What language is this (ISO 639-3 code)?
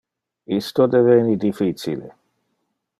ina